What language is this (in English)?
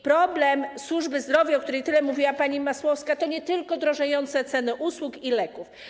Polish